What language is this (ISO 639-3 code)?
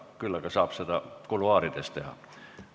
est